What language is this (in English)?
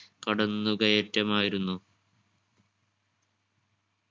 Malayalam